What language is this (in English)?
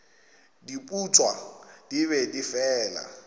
Northern Sotho